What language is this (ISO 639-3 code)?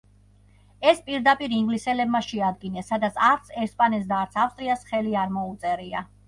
kat